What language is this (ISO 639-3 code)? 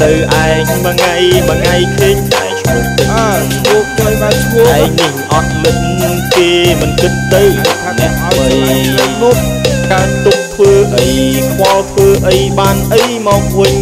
tha